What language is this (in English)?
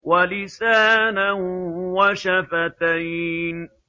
Arabic